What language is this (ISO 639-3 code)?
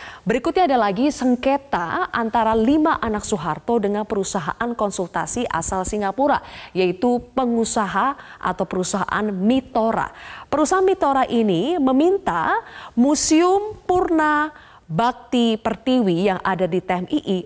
ind